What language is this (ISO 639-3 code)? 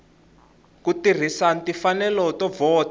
tso